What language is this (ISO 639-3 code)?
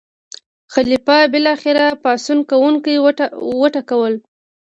pus